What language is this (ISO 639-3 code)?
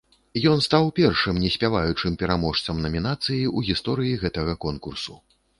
bel